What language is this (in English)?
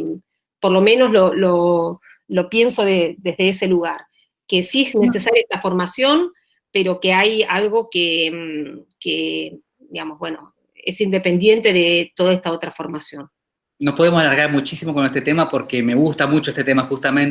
Spanish